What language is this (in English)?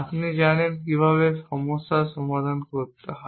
Bangla